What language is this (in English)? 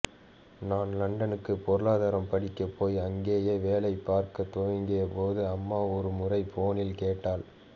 Tamil